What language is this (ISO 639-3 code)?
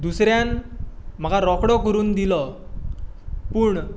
kok